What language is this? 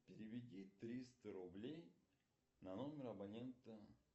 Russian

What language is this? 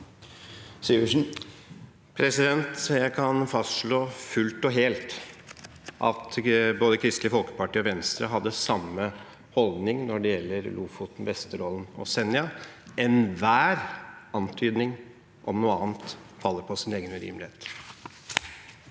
Norwegian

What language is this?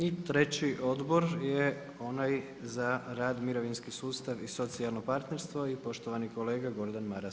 Croatian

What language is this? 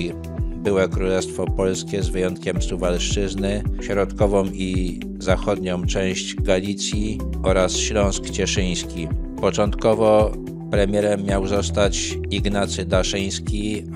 Polish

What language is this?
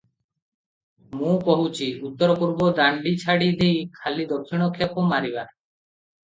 Odia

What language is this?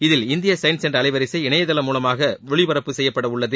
Tamil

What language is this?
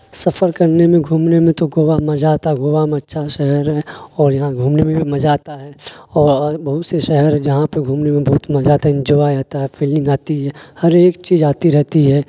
Urdu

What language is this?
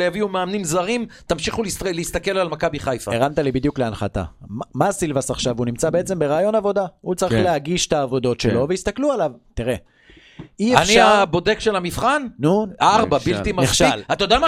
Hebrew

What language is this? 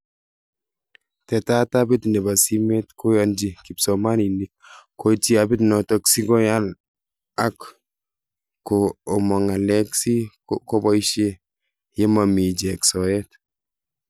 Kalenjin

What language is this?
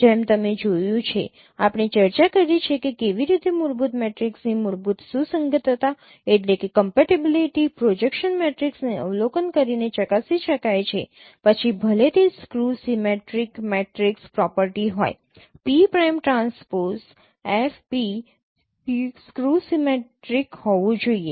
Gujarati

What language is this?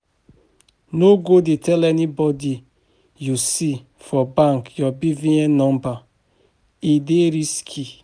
Nigerian Pidgin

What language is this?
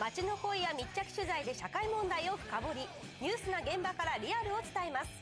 Japanese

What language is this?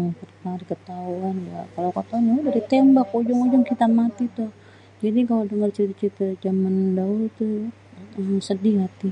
Betawi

